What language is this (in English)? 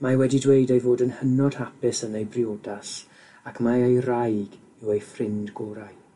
Welsh